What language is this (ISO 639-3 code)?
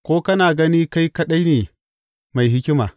hau